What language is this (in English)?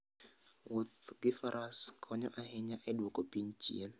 Luo (Kenya and Tanzania)